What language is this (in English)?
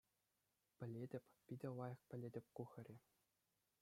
Chuvash